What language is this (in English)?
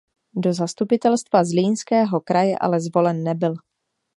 Czech